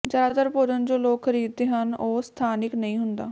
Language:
Punjabi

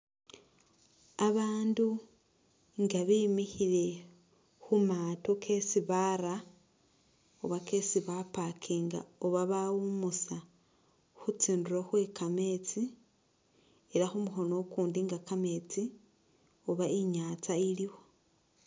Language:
Masaaba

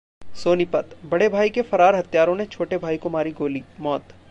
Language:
Hindi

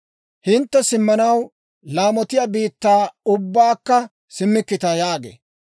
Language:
Dawro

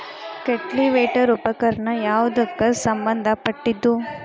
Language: Kannada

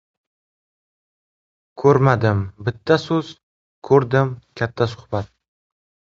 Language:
Uzbek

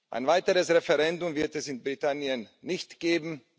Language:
German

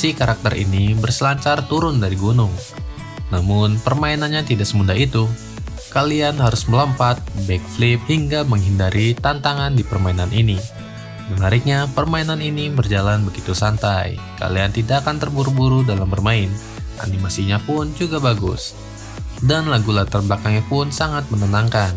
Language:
Indonesian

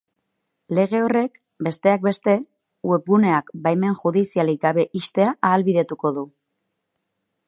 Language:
Basque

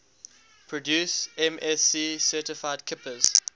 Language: English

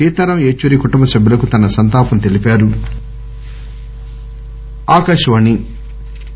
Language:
Telugu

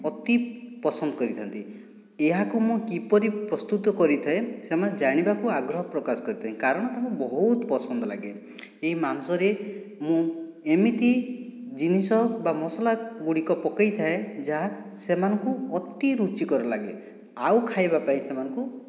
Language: Odia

